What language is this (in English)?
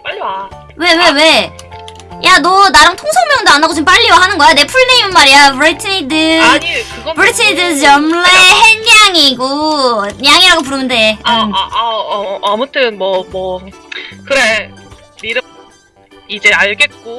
Korean